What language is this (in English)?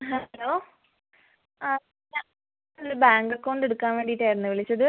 Malayalam